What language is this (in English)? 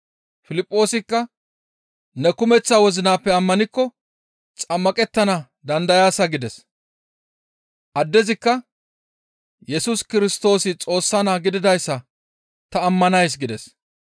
Gamo